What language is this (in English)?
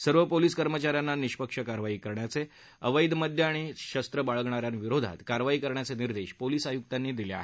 Marathi